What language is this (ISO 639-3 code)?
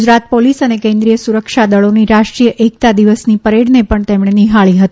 guj